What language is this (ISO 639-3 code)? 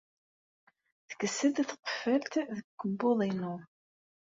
kab